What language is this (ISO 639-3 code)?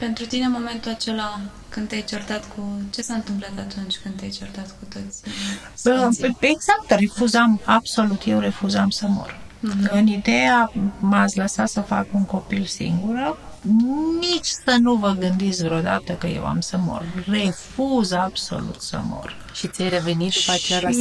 ron